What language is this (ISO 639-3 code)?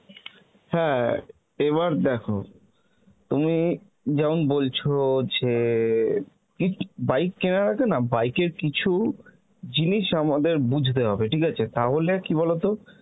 ben